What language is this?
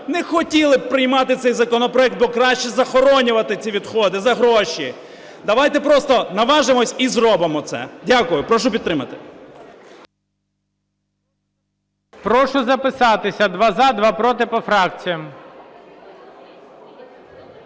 Ukrainian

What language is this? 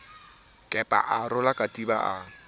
Southern Sotho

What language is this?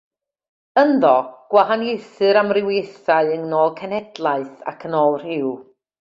Welsh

